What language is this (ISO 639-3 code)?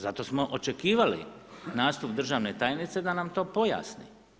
hrv